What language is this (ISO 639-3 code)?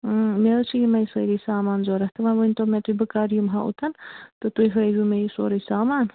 kas